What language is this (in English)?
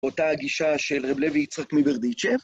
Hebrew